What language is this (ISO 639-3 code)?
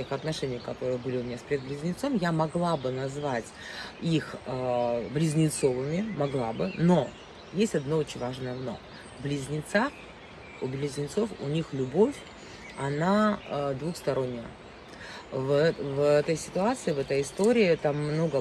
rus